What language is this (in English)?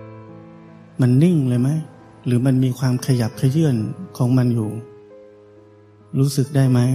Thai